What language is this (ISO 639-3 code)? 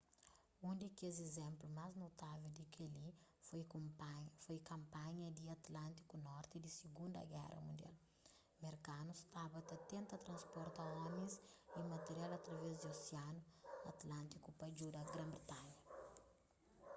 kea